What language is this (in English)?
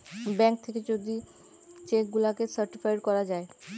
Bangla